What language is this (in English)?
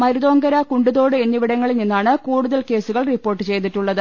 Malayalam